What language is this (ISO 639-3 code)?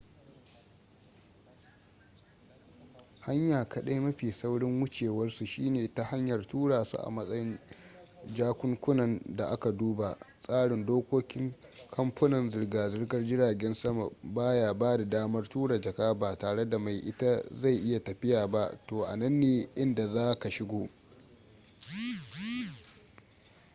hau